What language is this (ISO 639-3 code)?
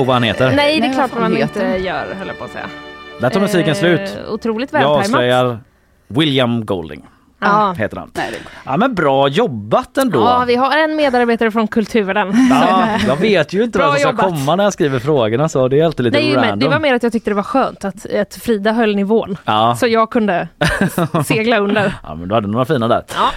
swe